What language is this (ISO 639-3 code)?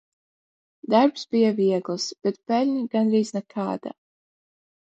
lav